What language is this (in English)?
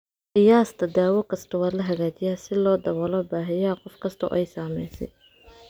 Somali